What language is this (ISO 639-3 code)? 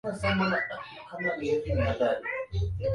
swa